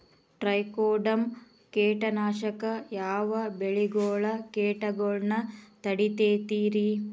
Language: Kannada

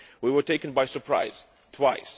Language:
English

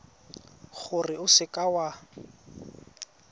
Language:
Tswana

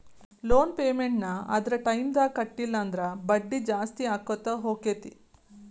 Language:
Kannada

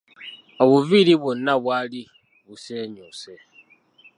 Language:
Ganda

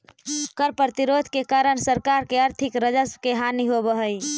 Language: Magahi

